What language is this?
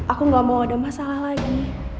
Indonesian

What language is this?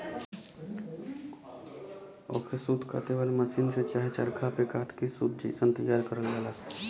Bhojpuri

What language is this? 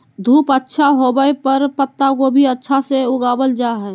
Magahi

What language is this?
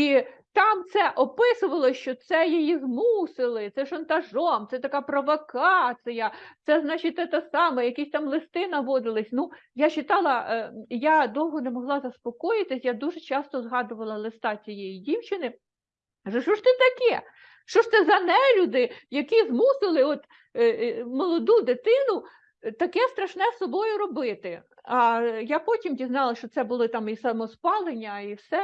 Ukrainian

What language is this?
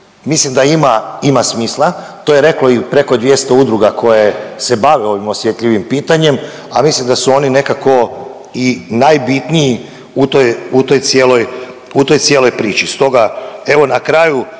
Croatian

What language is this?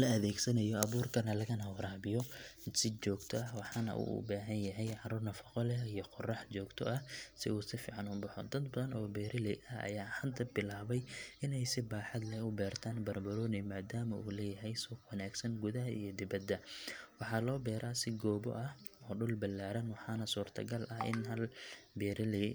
Somali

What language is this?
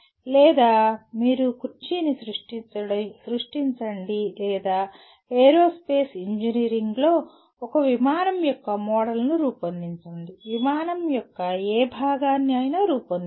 Telugu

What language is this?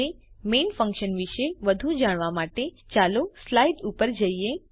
Gujarati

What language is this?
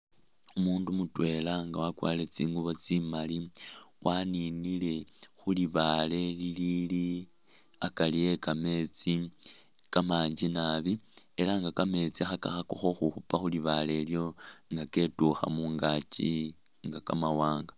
Masaaba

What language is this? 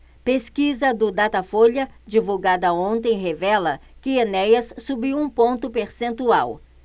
Portuguese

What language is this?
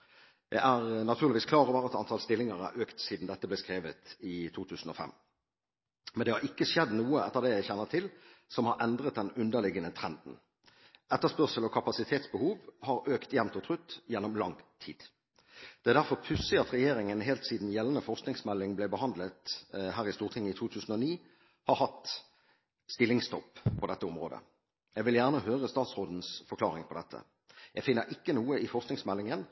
Norwegian Bokmål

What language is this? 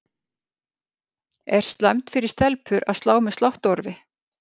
Icelandic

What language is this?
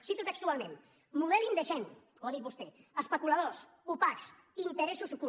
Catalan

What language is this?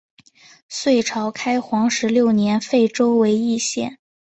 Chinese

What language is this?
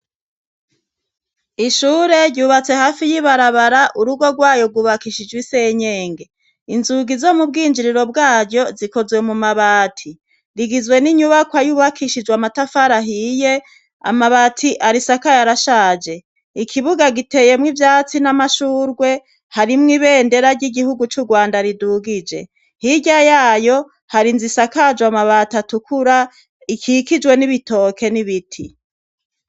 Rundi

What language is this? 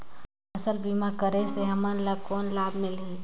Chhattisgarhi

